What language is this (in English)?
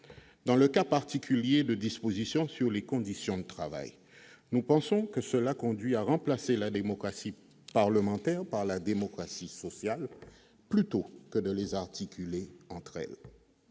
French